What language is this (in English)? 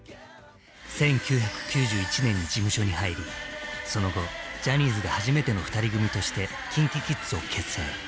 Japanese